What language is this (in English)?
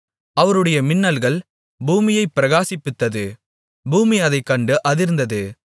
Tamil